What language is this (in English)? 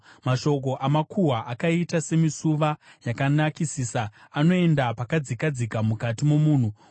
Shona